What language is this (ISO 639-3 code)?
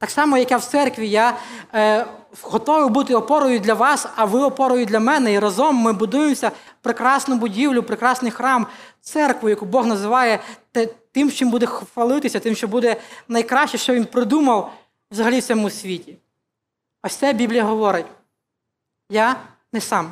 ukr